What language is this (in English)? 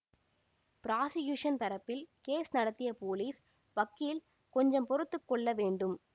Tamil